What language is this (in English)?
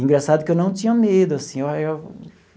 Portuguese